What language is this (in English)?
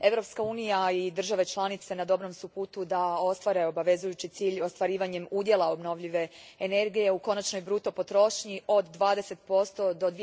Croatian